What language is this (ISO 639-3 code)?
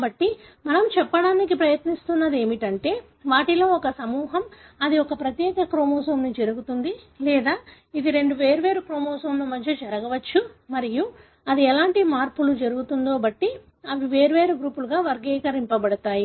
tel